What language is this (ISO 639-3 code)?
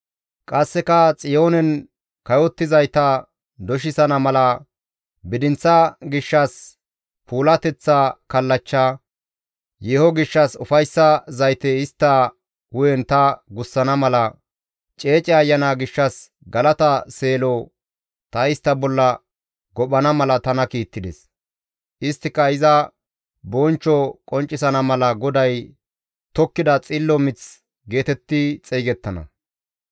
gmv